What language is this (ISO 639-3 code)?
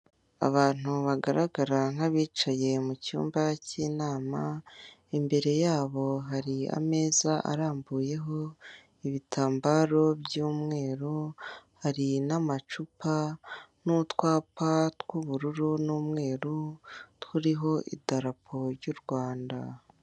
kin